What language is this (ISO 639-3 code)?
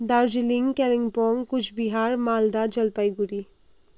nep